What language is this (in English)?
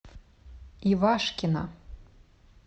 Russian